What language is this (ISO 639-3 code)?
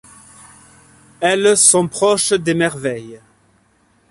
fra